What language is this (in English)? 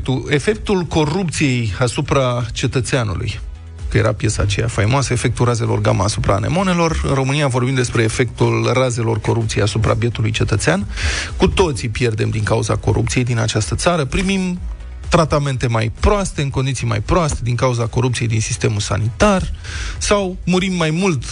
Romanian